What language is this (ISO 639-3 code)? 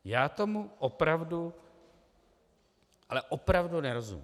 ces